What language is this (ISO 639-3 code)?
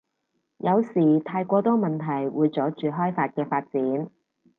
yue